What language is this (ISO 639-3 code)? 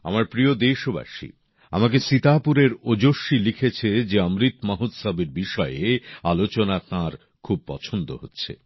ben